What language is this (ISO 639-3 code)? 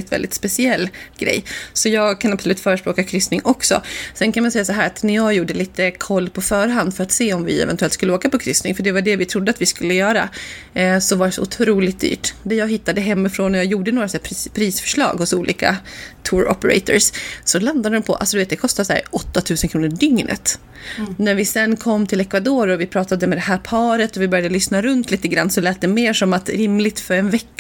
swe